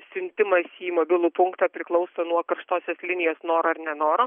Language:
Lithuanian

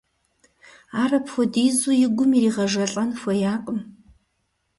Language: Kabardian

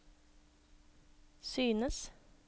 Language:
Norwegian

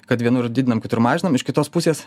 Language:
Lithuanian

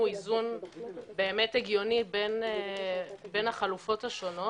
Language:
Hebrew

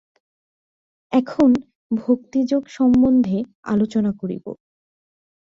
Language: Bangla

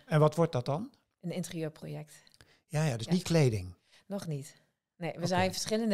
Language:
Dutch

